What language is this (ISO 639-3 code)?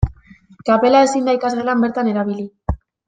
eus